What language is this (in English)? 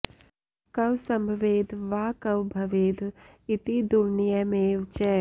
Sanskrit